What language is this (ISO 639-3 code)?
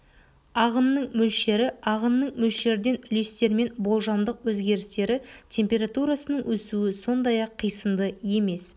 kaz